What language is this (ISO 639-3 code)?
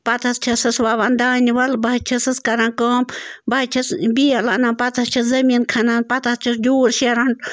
kas